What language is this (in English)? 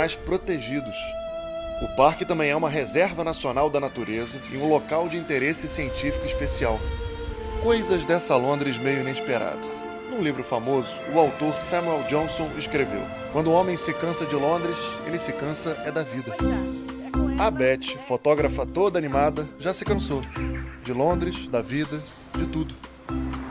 Portuguese